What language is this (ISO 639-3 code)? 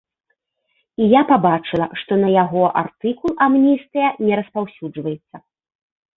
bel